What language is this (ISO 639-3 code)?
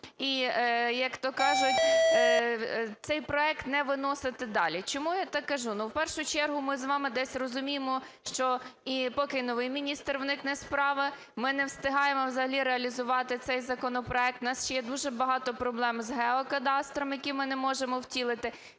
ukr